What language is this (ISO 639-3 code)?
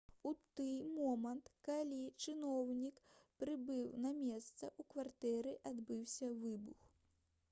bel